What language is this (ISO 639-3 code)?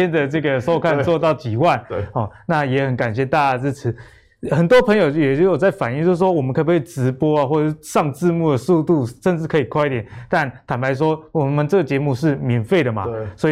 zho